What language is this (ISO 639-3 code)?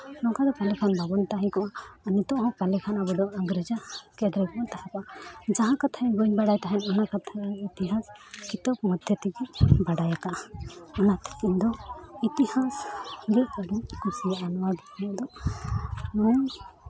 sat